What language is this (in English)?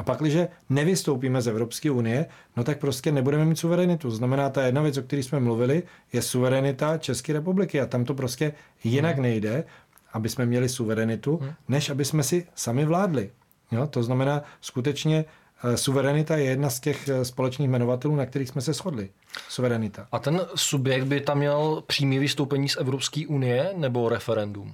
Czech